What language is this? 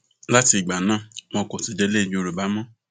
Yoruba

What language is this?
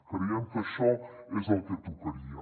Catalan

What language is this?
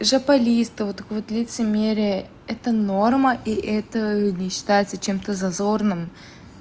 Russian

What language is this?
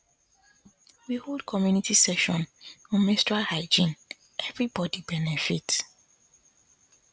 Nigerian Pidgin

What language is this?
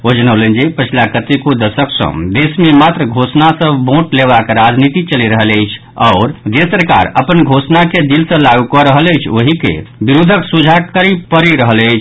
Maithili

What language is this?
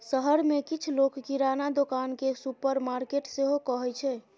Maithili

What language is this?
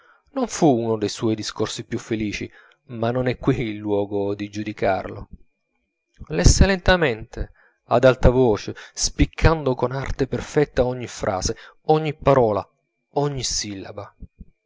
Italian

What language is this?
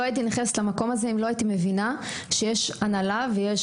Hebrew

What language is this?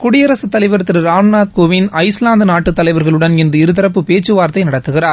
Tamil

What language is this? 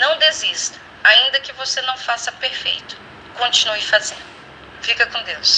Portuguese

